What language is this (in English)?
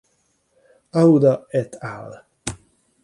Hungarian